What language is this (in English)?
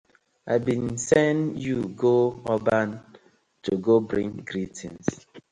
Nigerian Pidgin